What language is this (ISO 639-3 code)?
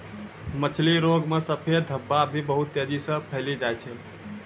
mai